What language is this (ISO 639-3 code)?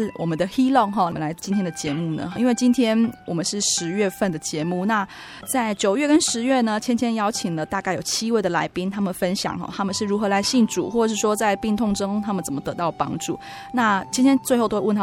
zho